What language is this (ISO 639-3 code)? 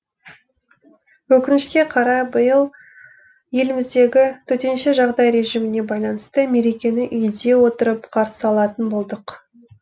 kaz